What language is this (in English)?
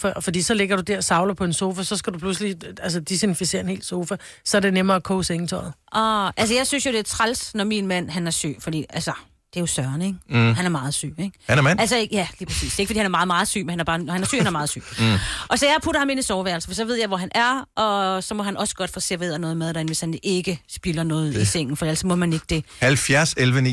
Danish